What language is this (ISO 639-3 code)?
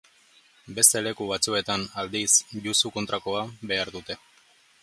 eus